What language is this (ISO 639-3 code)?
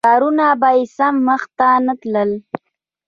pus